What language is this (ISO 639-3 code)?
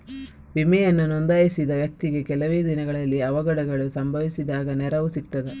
kan